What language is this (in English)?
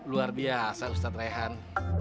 Indonesian